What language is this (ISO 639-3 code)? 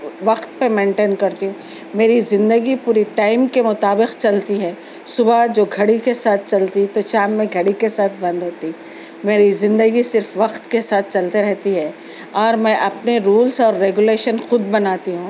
urd